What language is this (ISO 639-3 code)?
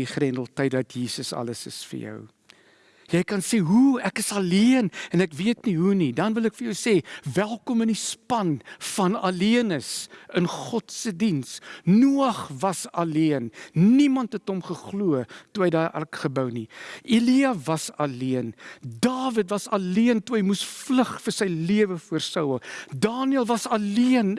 nld